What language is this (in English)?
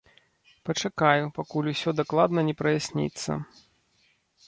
Belarusian